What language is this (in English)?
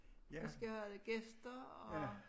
Danish